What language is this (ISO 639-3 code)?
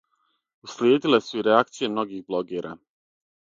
srp